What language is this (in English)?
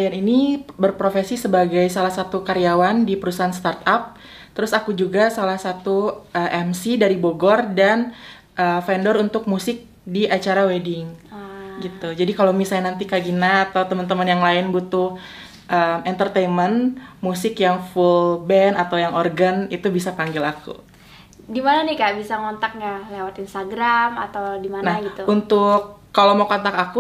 Indonesian